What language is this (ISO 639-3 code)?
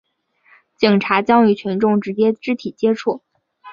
zho